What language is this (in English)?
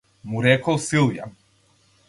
Macedonian